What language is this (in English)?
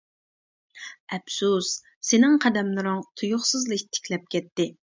Uyghur